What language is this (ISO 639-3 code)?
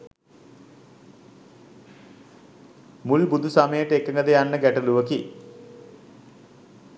sin